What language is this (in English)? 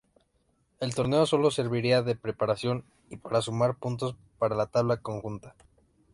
Spanish